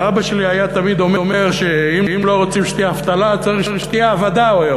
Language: Hebrew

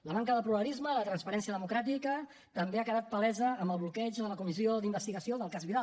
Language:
Catalan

